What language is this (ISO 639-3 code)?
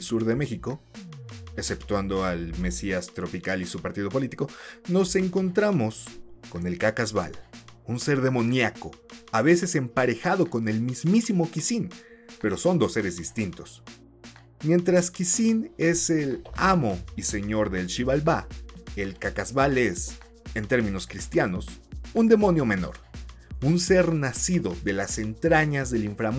spa